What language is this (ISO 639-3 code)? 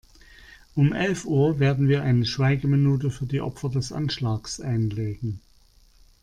deu